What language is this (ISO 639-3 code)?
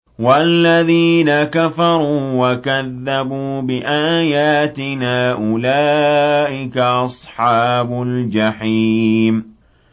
ara